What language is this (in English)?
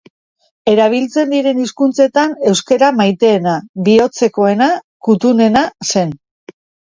Basque